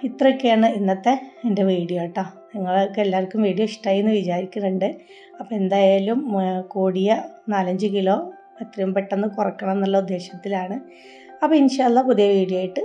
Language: Malayalam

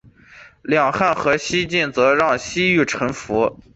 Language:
Chinese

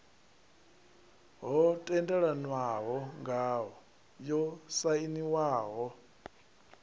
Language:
Venda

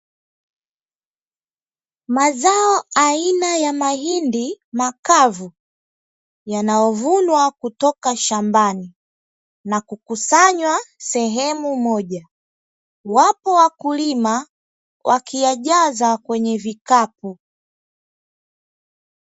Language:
Swahili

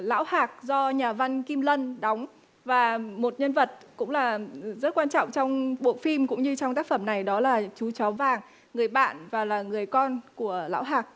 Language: Vietnamese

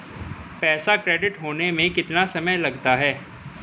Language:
Hindi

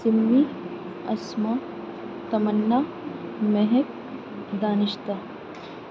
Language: Urdu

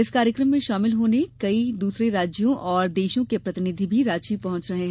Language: Hindi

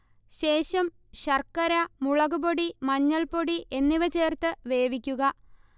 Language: Malayalam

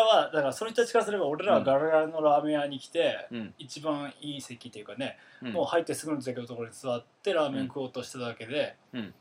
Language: Japanese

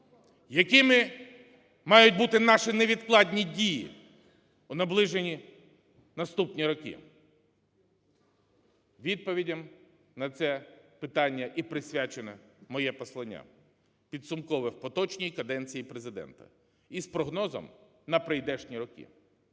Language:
Ukrainian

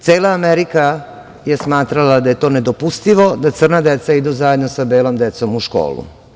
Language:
Serbian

